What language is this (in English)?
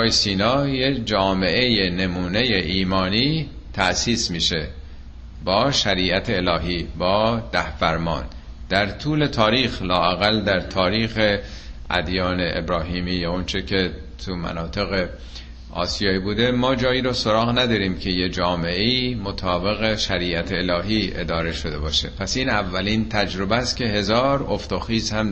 Persian